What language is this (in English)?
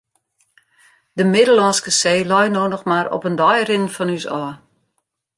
Western Frisian